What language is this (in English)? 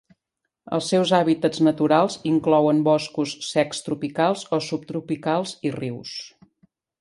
Catalan